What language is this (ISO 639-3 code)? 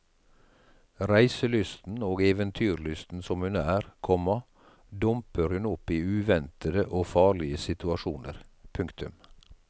nor